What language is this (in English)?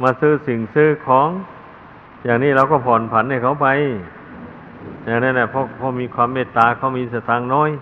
Thai